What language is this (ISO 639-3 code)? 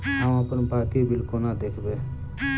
mai